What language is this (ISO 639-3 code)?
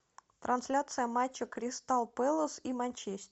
rus